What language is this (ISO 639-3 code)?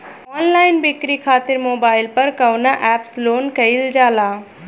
bho